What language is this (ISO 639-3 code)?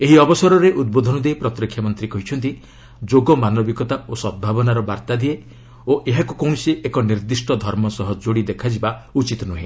ori